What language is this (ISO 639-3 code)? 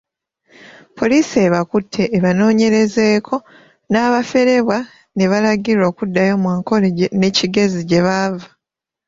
lug